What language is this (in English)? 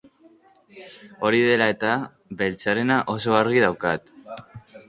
Basque